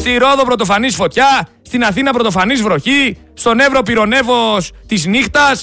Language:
Greek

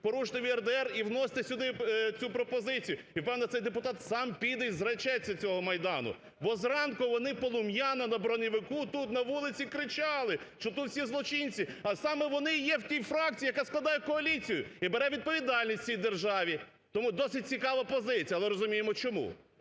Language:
Ukrainian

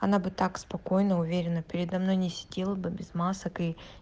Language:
Russian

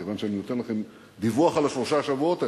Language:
Hebrew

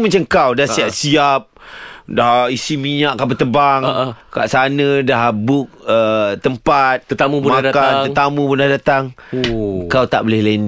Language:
Malay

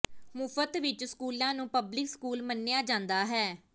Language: Punjabi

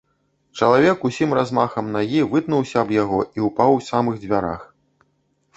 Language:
Belarusian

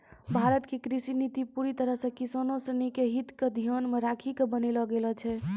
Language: Maithili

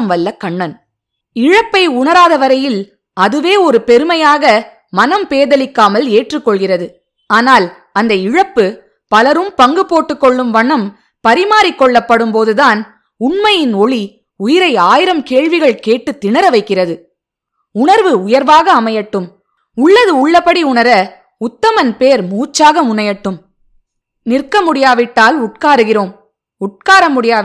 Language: Tamil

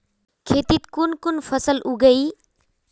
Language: Magahi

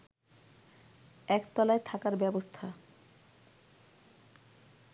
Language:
Bangla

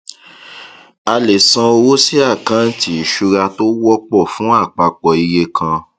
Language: Yoruba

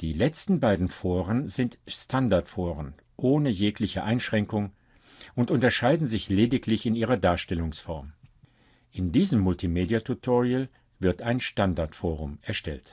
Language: German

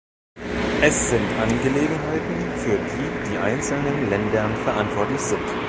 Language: German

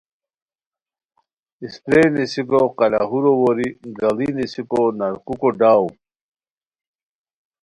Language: Khowar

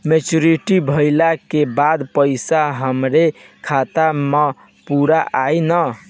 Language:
Bhojpuri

